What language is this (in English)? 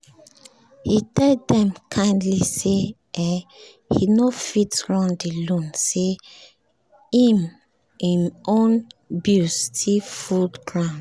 Nigerian Pidgin